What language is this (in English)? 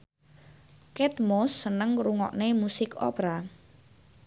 Javanese